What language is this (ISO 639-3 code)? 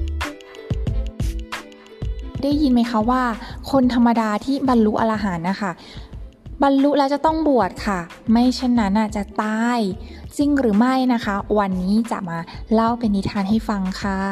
tha